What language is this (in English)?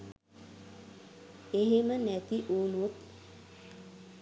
Sinhala